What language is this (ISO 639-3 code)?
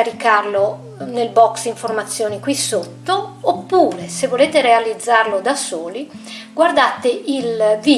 ita